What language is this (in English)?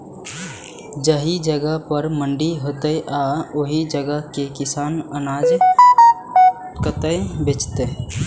Maithili